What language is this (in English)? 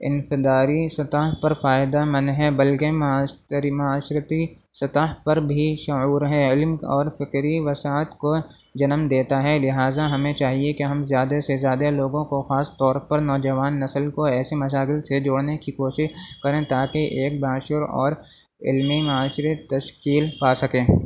Urdu